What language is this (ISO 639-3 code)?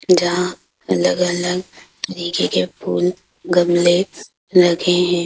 hin